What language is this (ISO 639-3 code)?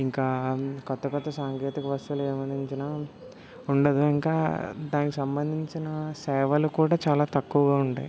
tel